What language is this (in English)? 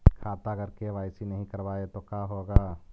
Magahi